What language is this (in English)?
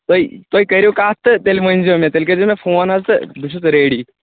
Kashmiri